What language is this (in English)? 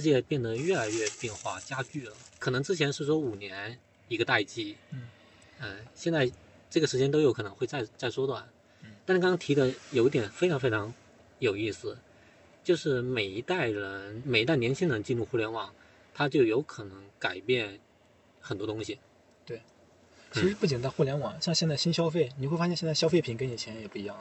Chinese